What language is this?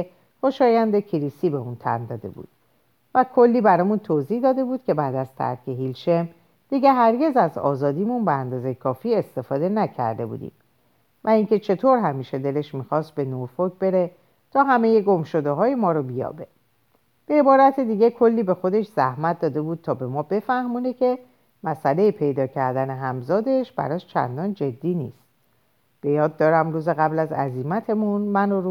Persian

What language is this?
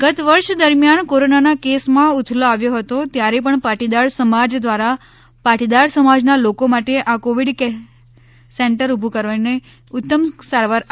Gujarati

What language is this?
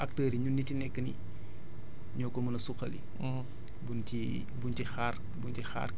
Wolof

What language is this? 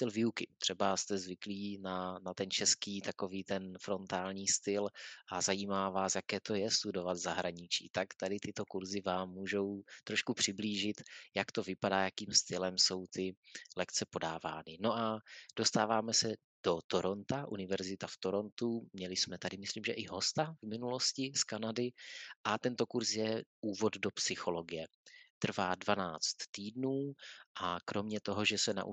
Czech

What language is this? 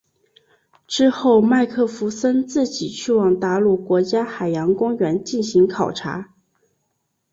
Chinese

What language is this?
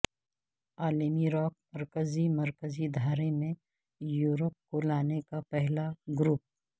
Urdu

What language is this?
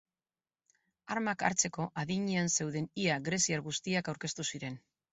Basque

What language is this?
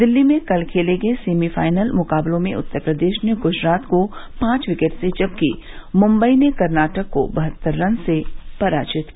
Hindi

